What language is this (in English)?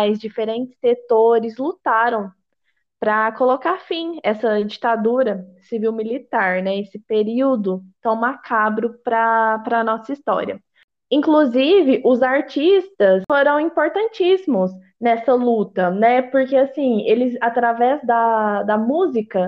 Portuguese